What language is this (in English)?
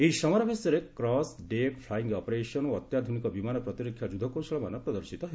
Odia